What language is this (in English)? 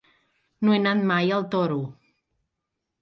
Catalan